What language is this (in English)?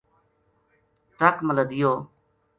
Gujari